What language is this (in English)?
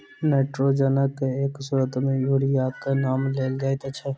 Maithili